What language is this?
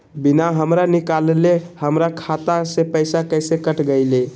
Magahi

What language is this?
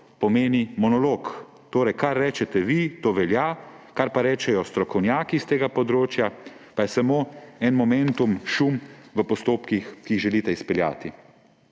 Slovenian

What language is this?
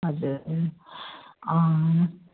Nepali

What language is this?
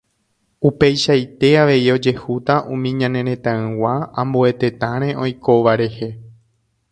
Guarani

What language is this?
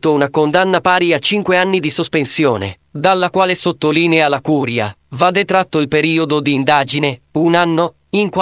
Italian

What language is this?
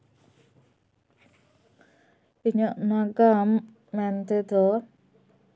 Santali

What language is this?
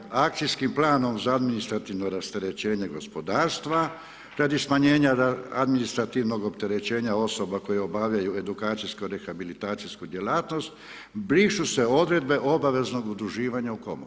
Croatian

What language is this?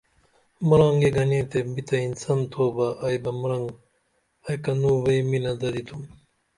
Dameli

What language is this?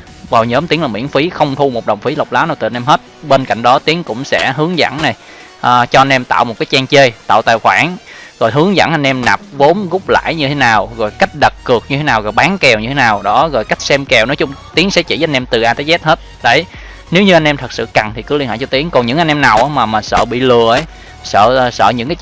Vietnamese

